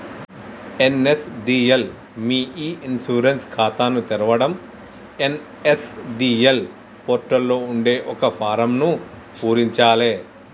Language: Telugu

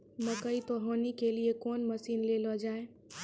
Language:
Maithili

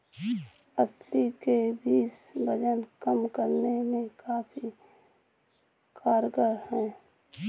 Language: Hindi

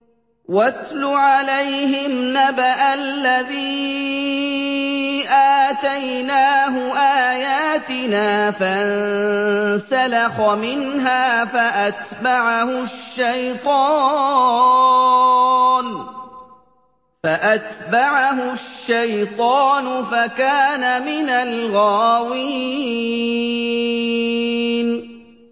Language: Arabic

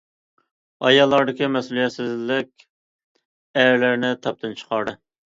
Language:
Uyghur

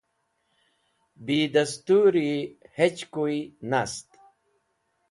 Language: Wakhi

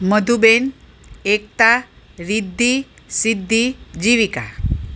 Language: Gujarati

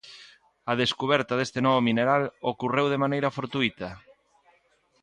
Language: Galician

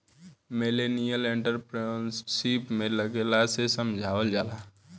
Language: Bhojpuri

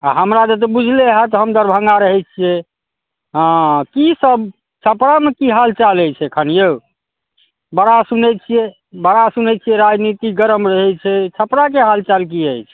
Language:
Maithili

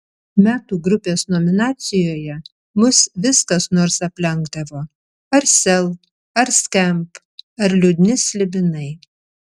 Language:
Lithuanian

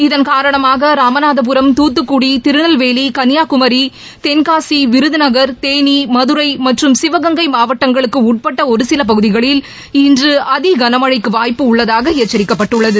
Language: Tamil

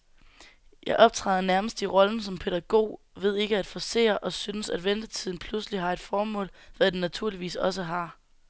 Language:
Danish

